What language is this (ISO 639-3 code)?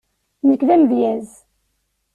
kab